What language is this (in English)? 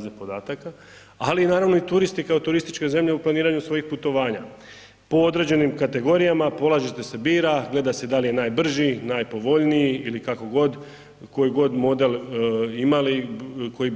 Croatian